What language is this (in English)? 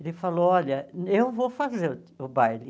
Portuguese